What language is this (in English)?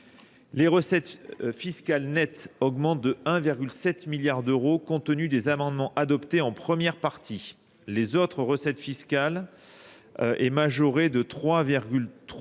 French